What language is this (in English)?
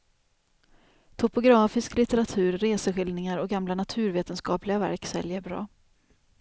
Swedish